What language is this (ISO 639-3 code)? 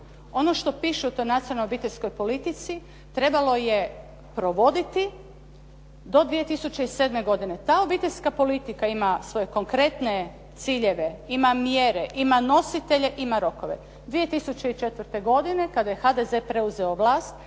hrv